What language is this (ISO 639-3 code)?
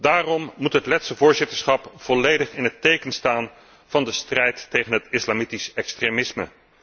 nld